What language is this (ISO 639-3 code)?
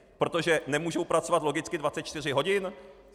ces